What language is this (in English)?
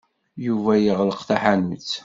Kabyle